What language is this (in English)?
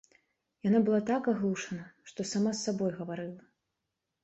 Belarusian